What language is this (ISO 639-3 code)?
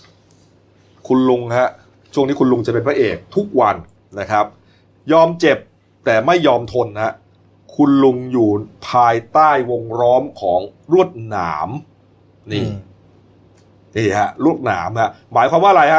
tha